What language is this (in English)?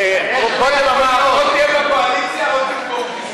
Hebrew